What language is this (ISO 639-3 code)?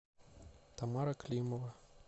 rus